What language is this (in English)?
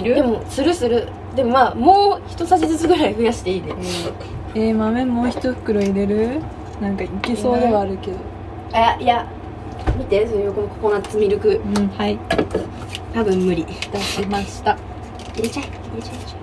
Japanese